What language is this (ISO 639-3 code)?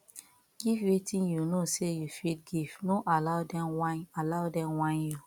pcm